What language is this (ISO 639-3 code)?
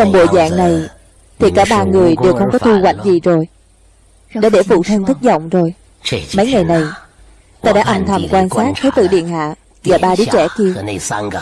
vie